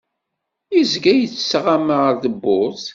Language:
Kabyle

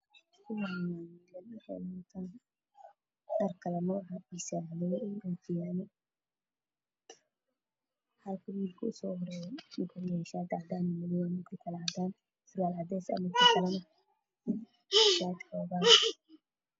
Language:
Somali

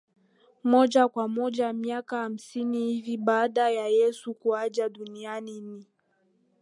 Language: Swahili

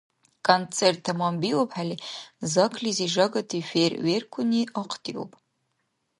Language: Dargwa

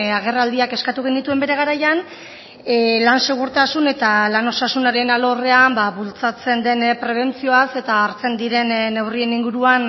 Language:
Basque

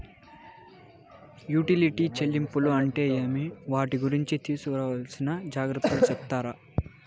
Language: Telugu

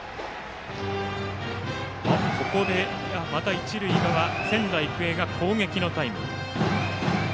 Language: Japanese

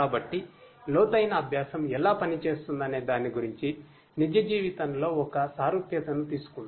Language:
Telugu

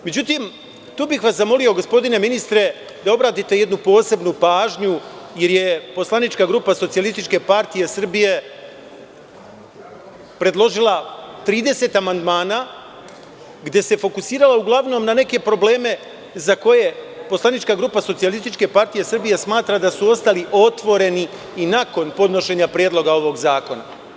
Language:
Serbian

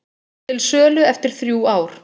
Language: Icelandic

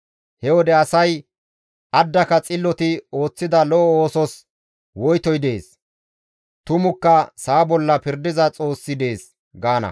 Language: Gamo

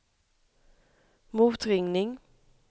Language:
Swedish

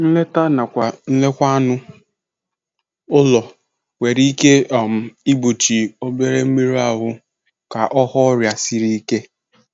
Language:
Igbo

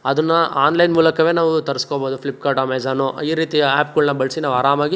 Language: Kannada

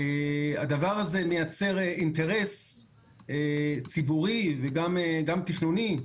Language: Hebrew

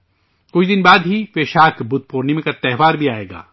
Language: Urdu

